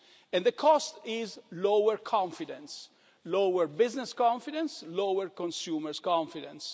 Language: English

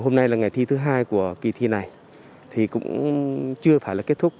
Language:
Vietnamese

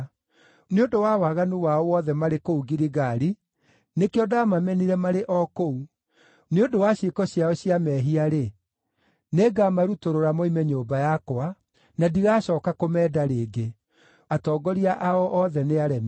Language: Kikuyu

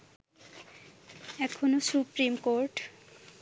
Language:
Bangla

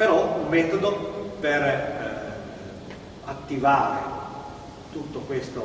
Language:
Italian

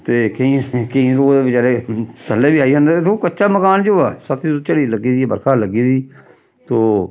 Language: Dogri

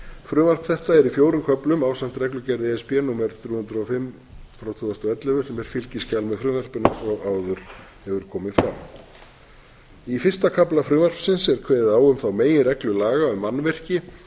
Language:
Icelandic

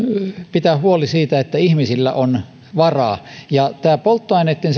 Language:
Finnish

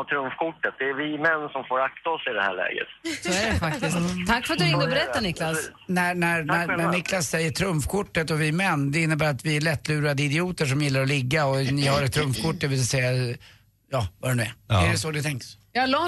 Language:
Swedish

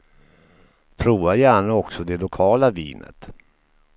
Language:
Swedish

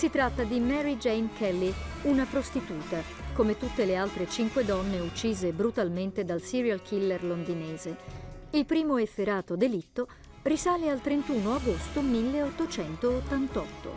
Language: Italian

